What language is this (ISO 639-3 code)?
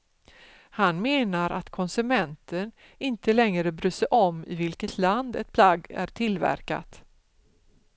swe